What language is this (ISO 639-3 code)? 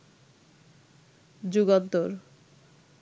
ben